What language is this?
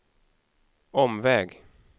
Swedish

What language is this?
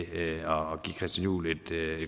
Danish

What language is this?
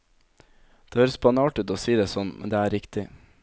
Norwegian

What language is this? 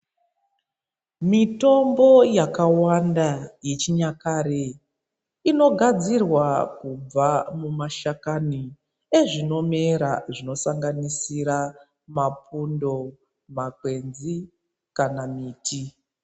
Ndau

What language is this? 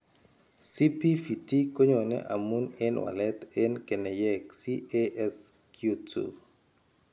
Kalenjin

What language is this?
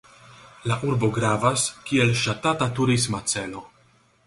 Esperanto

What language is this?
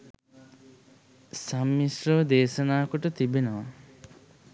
Sinhala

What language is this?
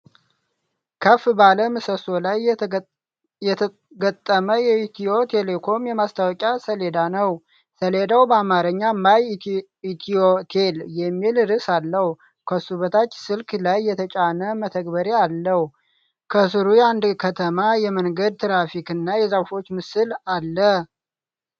Amharic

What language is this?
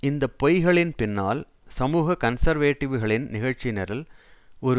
Tamil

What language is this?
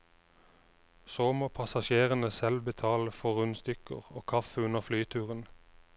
Norwegian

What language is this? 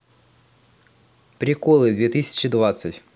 Russian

